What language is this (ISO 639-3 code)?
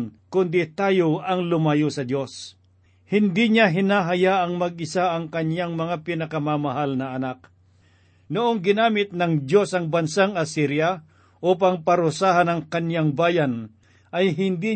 fil